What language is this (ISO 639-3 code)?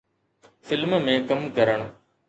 snd